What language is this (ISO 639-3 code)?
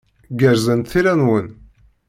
kab